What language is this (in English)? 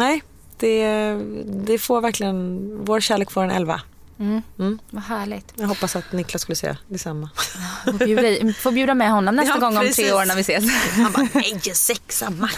Swedish